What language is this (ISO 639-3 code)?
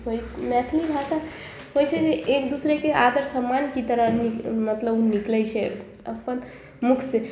mai